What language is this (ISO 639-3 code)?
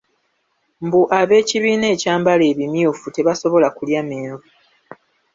lug